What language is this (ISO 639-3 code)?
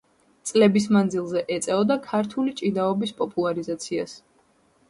kat